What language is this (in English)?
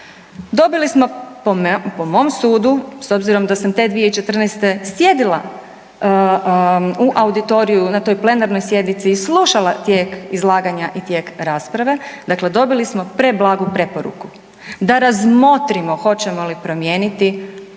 Croatian